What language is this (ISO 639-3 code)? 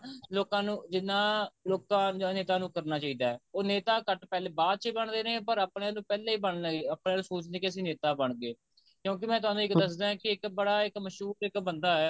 pan